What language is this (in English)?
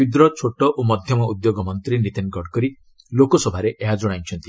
Odia